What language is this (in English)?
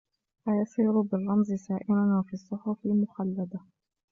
Arabic